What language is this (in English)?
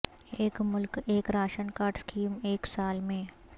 Urdu